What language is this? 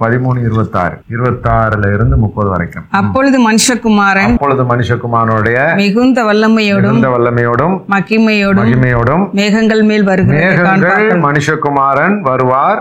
Tamil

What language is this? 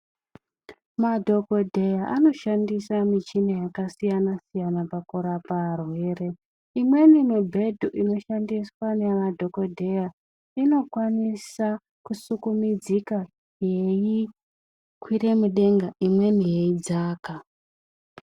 Ndau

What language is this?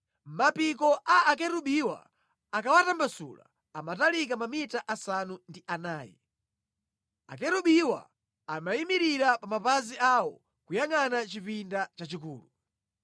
Nyanja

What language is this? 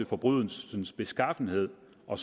Danish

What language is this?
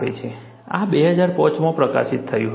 Gujarati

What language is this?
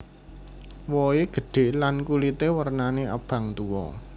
Javanese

